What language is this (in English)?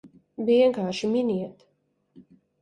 Latvian